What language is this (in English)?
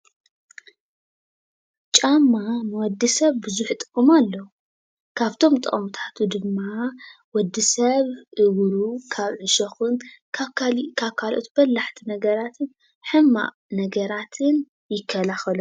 Tigrinya